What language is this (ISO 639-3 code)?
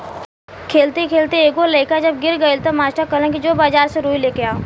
bho